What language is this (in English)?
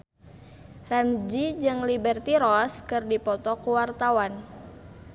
Sundanese